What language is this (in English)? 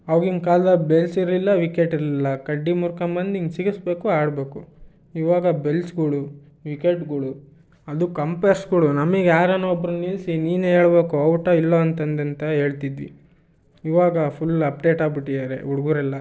Kannada